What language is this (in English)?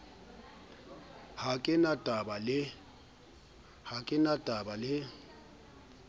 Southern Sotho